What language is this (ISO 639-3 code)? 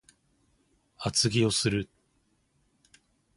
jpn